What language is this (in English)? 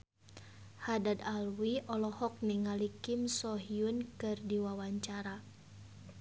Sundanese